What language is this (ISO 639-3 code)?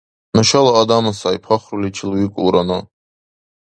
dar